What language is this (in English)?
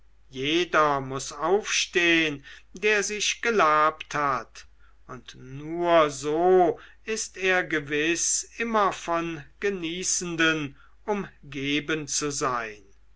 German